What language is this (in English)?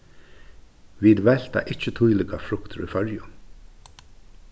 Faroese